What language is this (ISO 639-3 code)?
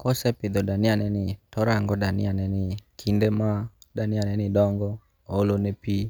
luo